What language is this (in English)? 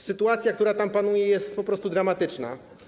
Polish